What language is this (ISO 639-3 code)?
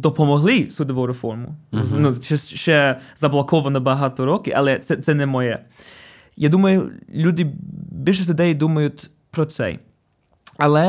ukr